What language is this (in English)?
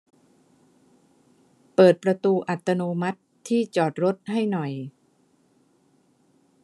Thai